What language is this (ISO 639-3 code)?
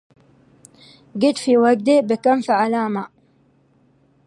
ara